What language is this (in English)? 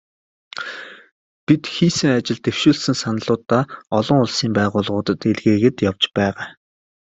Mongolian